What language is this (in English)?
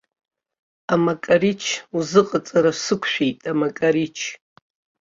Abkhazian